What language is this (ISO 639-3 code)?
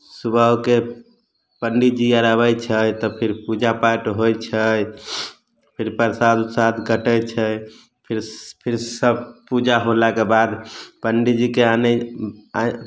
mai